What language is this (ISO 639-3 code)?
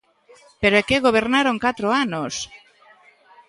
glg